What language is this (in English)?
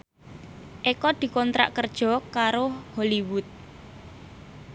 Javanese